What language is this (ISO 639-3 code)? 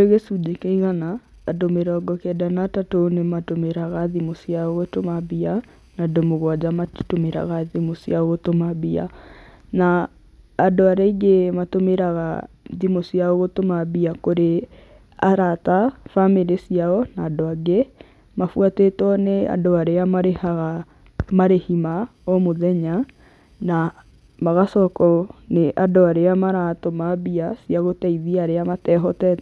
kik